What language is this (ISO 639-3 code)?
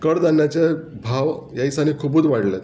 kok